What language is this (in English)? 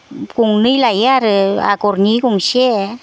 Bodo